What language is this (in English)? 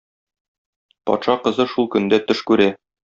Tatar